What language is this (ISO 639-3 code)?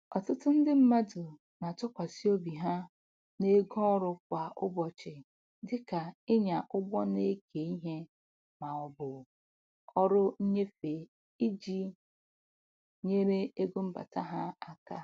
ibo